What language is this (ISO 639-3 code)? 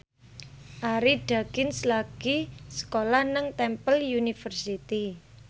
jav